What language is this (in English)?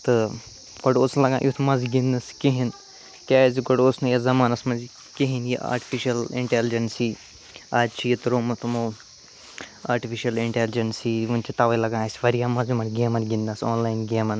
Kashmiri